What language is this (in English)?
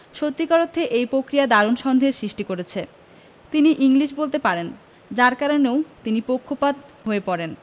Bangla